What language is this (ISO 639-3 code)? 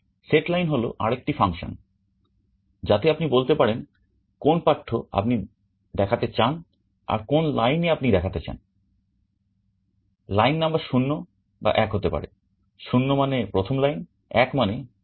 ben